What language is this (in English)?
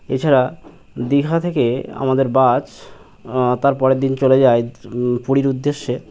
Bangla